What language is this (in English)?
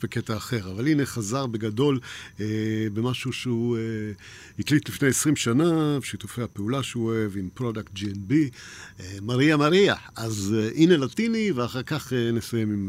Hebrew